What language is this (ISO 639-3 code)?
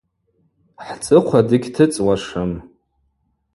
abq